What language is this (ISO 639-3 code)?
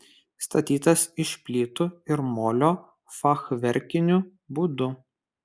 lit